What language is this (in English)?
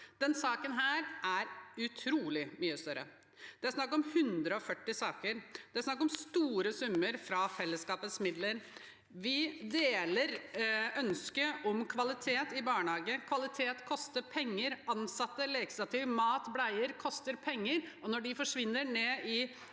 Norwegian